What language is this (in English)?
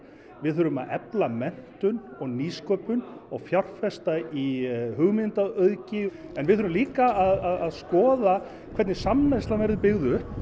Icelandic